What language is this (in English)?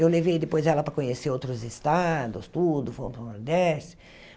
Portuguese